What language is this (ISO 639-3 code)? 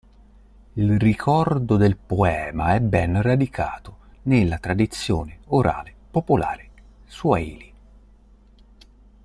ita